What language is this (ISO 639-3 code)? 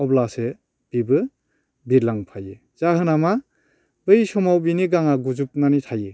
brx